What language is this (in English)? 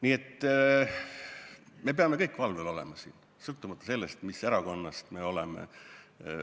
Estonian